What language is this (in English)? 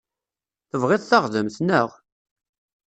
Kabyle